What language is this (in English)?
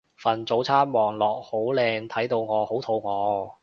Cantonese